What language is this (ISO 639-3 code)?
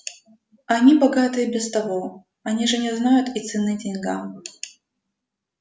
rus